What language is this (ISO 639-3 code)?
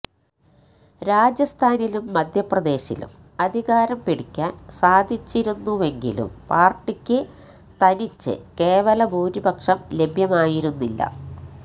mal